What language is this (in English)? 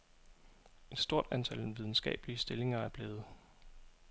Danish